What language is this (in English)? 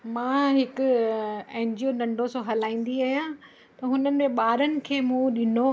Sindhi